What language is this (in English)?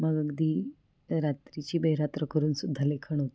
Marathi